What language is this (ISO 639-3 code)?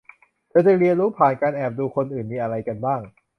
tha